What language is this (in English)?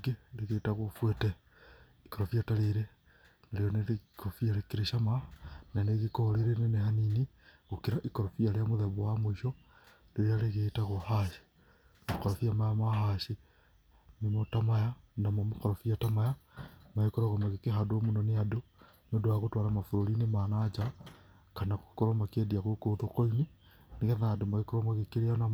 Kikuyu